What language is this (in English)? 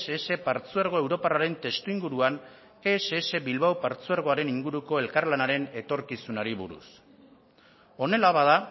Basque